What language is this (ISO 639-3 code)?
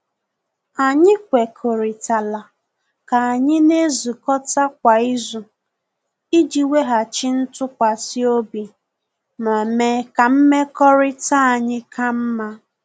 ibo